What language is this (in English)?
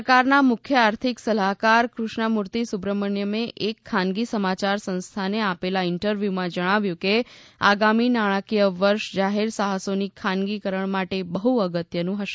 Gujarati